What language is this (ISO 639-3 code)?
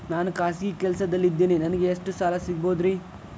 kan